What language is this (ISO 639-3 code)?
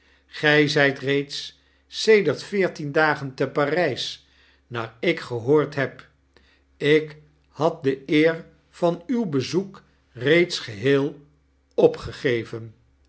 nld